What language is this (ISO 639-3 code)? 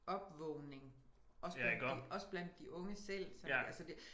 dan